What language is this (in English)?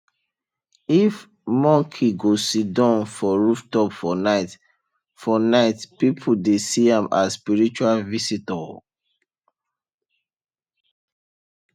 Nigerian Pidgin